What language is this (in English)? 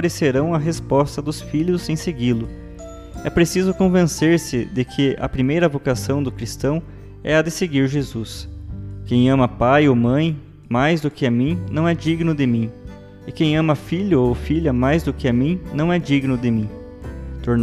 Portuguese